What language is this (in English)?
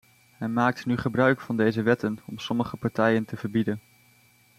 Dutch